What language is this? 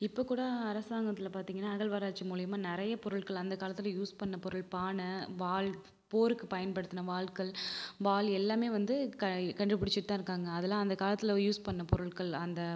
Tamil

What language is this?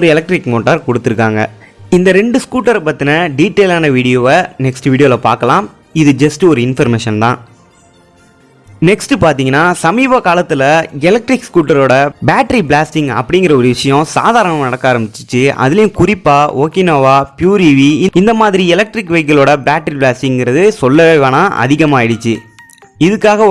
Tamil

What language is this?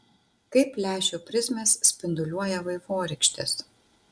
Lithuanian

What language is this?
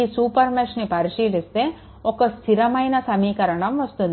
Telugu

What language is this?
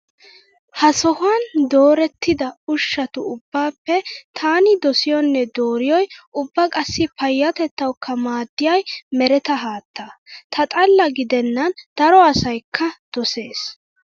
Wolaytta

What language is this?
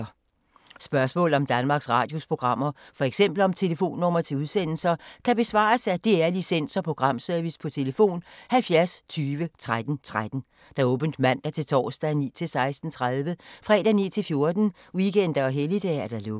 Danish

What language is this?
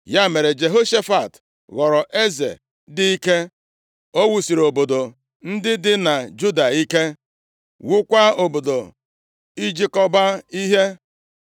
Igbo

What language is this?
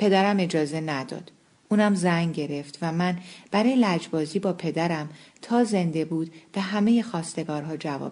Persian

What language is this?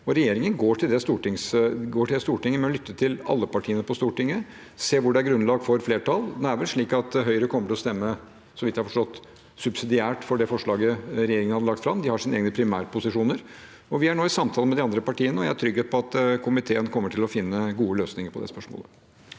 Norwegian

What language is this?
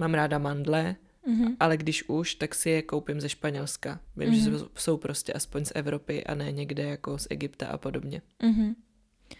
Czech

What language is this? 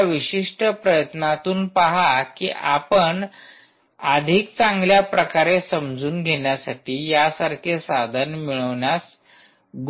Marathi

